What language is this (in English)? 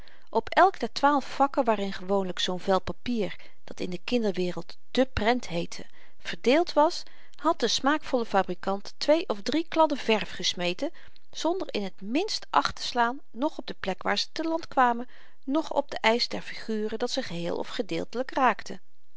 Dutch